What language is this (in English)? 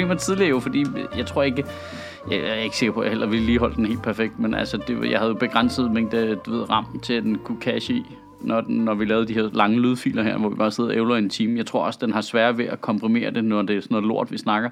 Danish